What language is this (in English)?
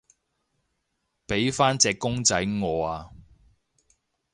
Cantonese